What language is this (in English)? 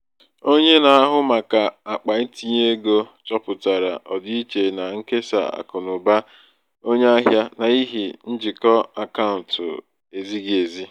Igbo